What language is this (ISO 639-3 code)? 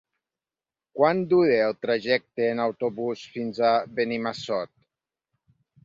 cat